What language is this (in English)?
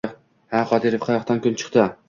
Uzbek